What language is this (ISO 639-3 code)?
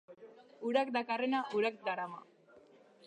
eus